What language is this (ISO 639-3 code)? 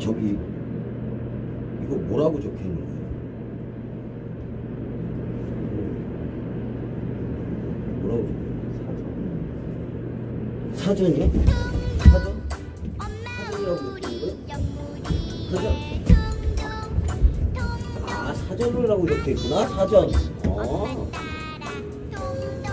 kor